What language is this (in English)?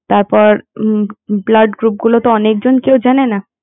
Bangla